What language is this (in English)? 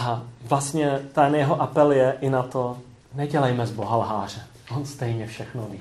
Czech